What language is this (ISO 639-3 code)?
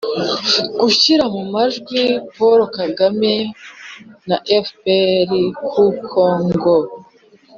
kin